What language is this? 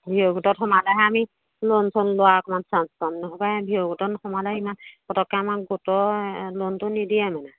Assamese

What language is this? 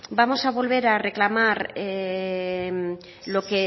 Spanish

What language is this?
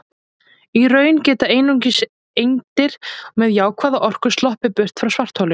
Icelandic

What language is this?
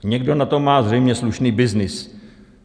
Czech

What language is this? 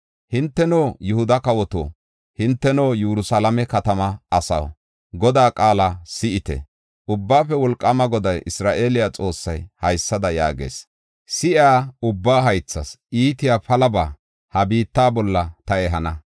Gofa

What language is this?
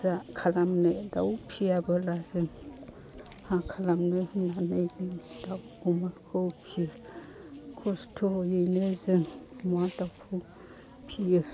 Bodo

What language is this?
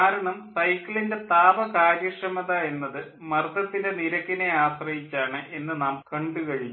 Malayalam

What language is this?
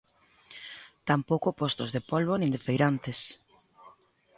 Galician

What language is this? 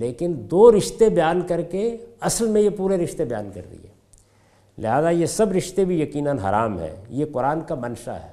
Urdu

